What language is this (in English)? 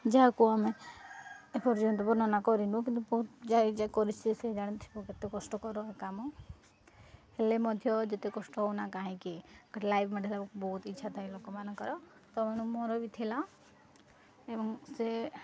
Odia